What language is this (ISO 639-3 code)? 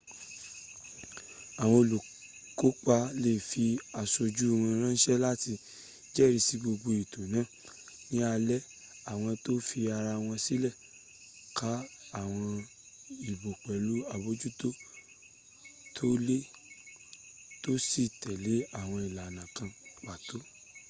yor